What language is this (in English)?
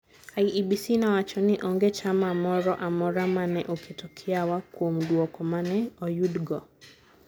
Luo (Kenya and Tanzania)